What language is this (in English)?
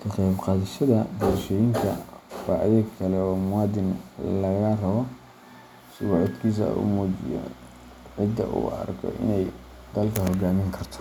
Somali